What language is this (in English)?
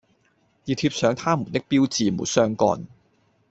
Cantonese